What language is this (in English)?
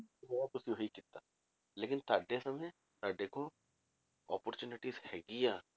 Punjabi